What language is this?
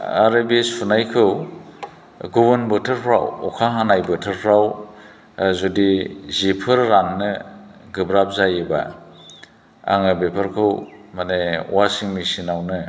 Bodo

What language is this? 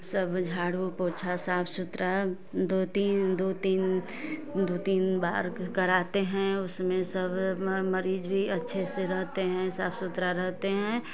Hindi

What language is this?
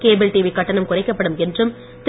Tamil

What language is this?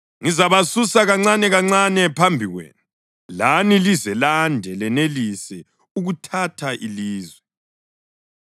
North Ndebele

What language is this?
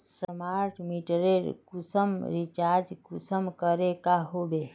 Magahi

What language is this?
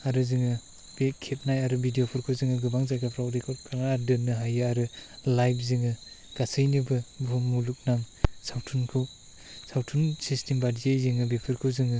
Bodo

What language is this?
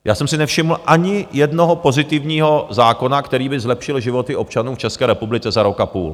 Czech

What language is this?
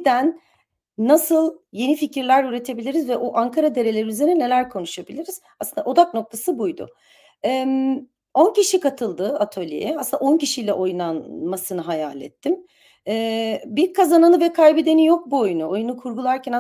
Turkish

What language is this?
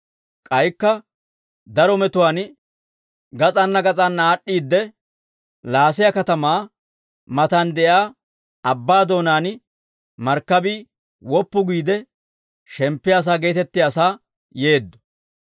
Dawro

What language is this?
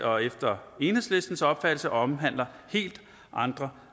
Danish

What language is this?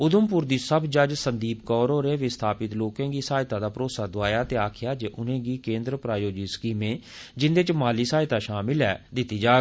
Dogri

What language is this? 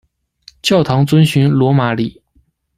Chinese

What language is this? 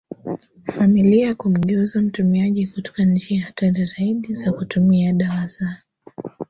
Swahili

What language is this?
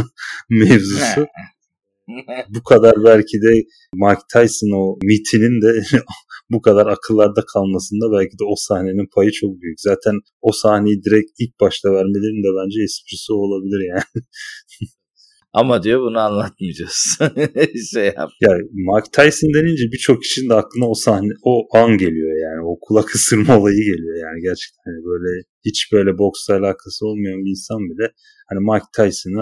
Turkish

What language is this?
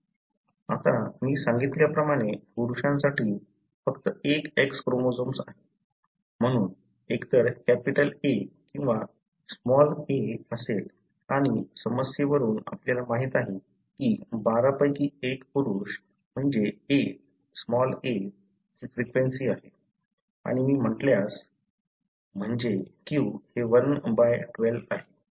Marathi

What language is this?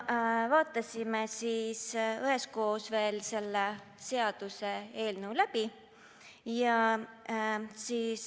Estonian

